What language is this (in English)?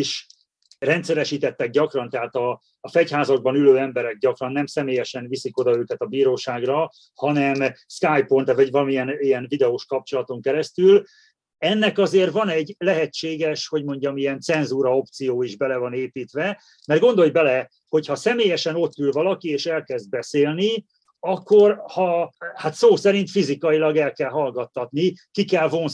Hungarian